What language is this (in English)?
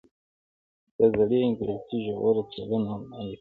Pashto